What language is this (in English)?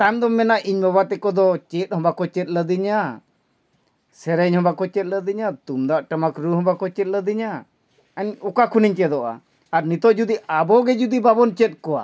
Santali